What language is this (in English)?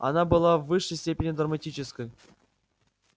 Russian